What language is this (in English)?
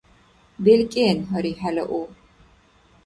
Dargwa